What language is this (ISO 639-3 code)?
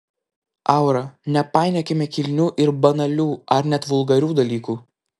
lit